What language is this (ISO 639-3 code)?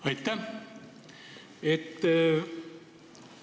est